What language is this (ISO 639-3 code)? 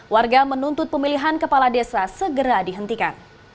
ind